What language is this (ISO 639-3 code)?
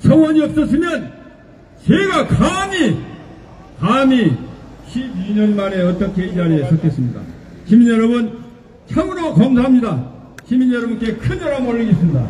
kor